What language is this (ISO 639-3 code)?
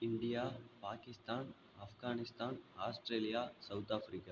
tam